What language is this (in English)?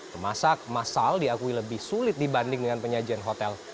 Indonesian